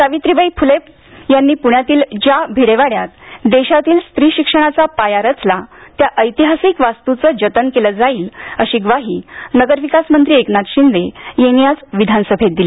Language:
Marathi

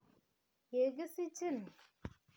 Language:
Kalenjin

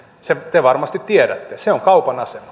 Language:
Finnish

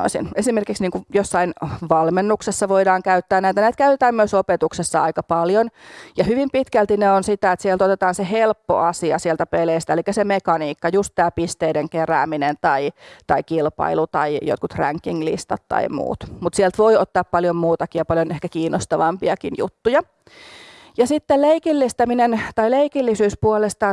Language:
Finnish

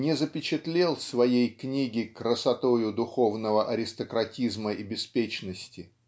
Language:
Russian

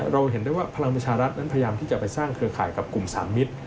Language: Thai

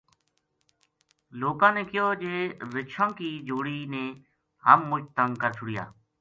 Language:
Gujari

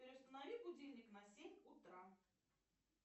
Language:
Russian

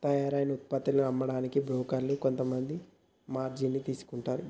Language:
Telugu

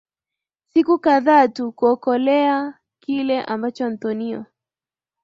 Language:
Swahili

